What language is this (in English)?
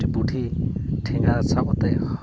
Santali